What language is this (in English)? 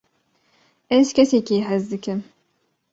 Kurdish